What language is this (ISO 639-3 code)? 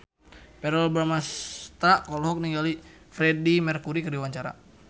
sun